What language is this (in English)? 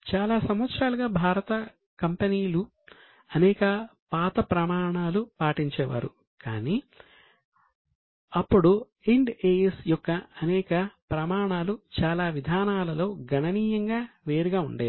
Telugu